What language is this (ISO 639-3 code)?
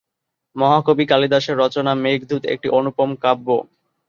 ben